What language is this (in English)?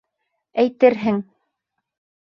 Bashkir